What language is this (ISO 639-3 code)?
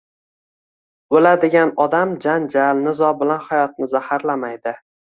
uzb